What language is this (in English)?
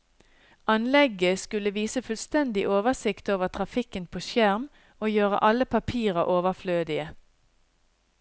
Norwegian